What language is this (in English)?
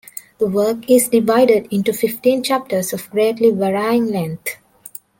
English